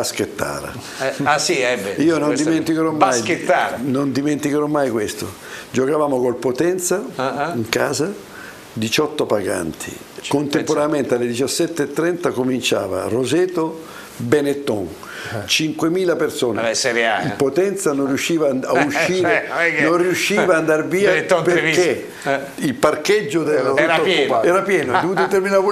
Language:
Italian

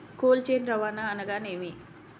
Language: Telugu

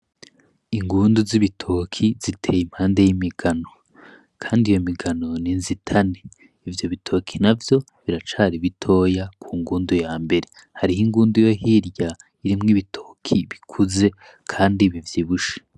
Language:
Rundi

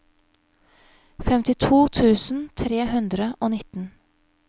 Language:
Norwegian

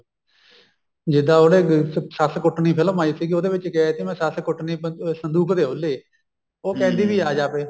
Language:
Punjabi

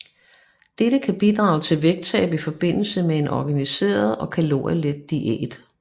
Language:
Danish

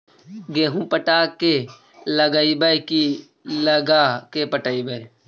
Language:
Magahi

